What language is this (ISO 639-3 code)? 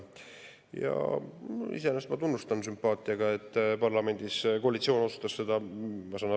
est